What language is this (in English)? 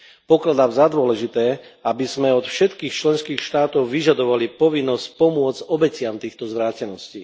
Slovak